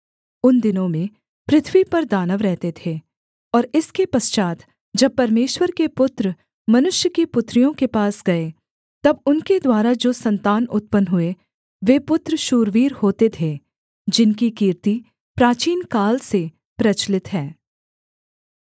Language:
Hindi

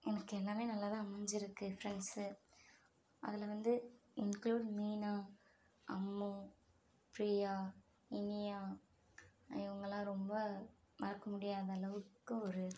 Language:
Tamil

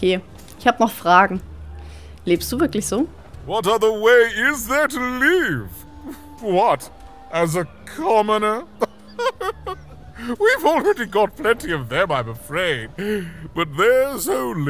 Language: German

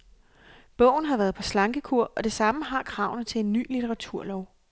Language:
Danish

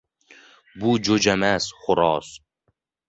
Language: Uzbek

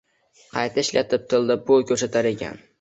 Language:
Uzbek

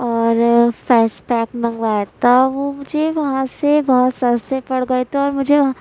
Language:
Urdu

